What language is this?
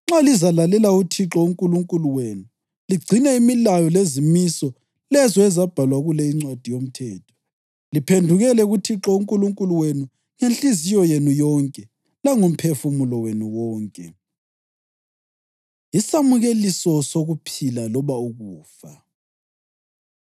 North Ndebele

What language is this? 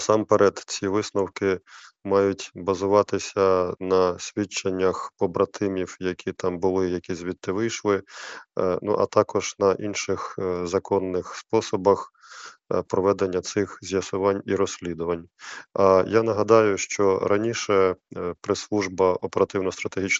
Ukrainian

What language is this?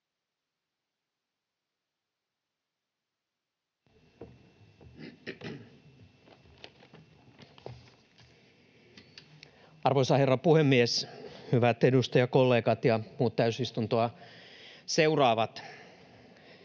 Finnish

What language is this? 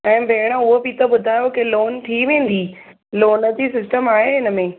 Sindhi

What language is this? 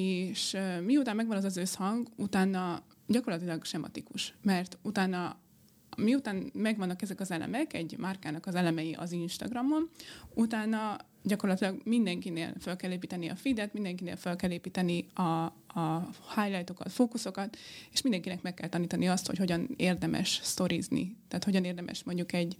Hungarian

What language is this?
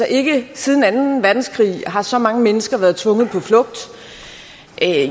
Danish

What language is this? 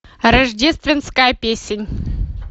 Russian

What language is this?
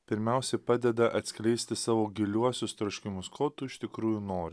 Lithuanian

